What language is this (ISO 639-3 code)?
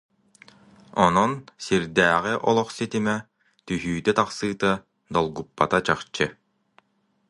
sah